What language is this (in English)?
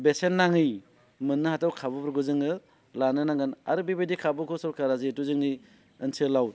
Bodo